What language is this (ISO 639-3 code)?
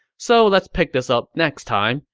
eng